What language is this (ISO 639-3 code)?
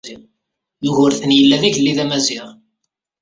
kab